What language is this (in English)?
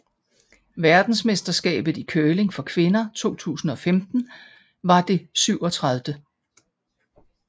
Danish